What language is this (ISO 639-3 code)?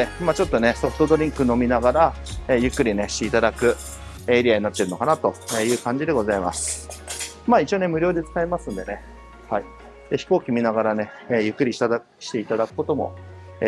jpn